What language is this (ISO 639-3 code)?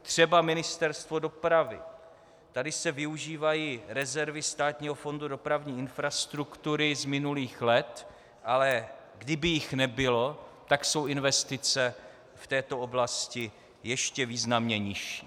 ces